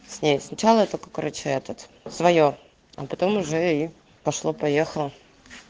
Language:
Russian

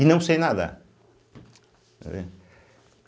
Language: Portuguese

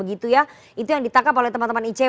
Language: Indonesian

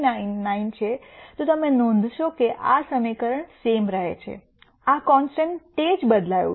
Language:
Gujarati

